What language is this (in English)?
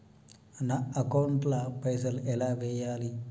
Telugu